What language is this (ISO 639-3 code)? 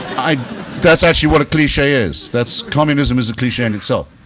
eng